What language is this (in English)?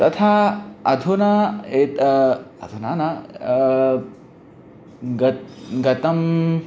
Sanskrit